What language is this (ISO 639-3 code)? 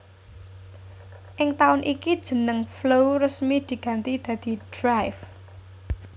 jav